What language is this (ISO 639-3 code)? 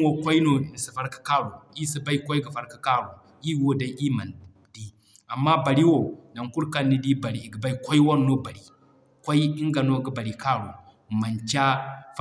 dje